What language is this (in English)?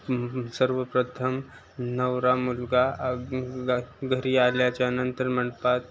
Marathi